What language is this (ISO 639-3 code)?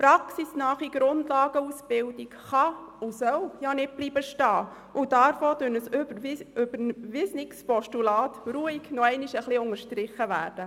gsw